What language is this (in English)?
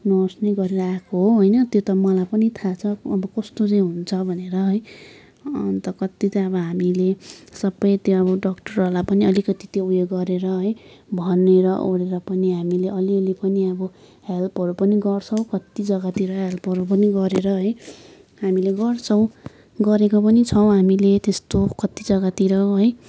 Nepali